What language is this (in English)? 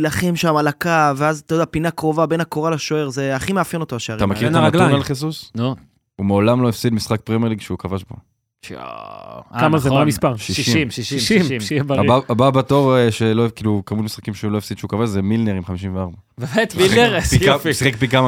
Hebrew